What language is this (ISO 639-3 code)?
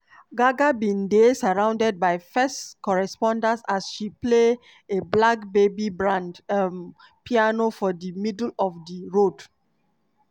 pcm